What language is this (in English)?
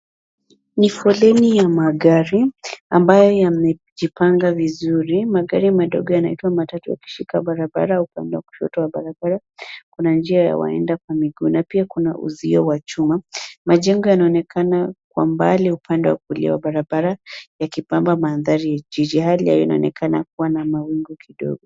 Swahili